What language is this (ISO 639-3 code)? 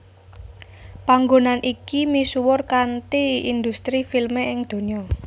jav